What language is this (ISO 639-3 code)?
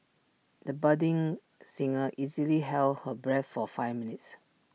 eng